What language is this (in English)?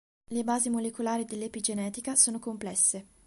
Italian